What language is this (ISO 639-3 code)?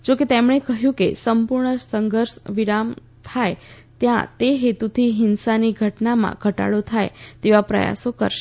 guj